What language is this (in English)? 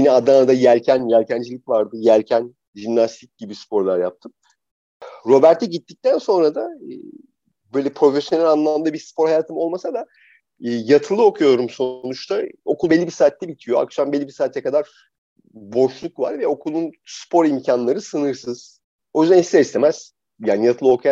Turkish